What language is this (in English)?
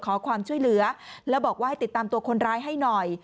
Thai